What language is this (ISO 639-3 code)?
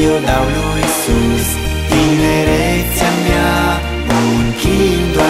ron